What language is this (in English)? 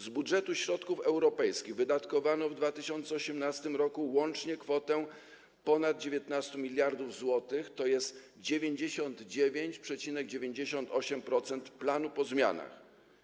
Polish